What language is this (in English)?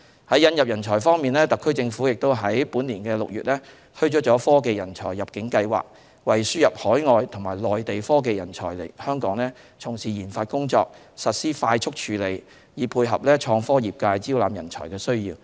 Cantonese